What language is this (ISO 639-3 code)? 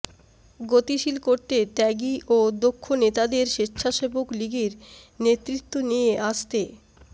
ben